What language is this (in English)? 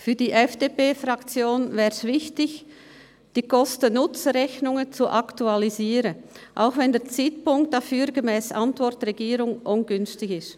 Swiss German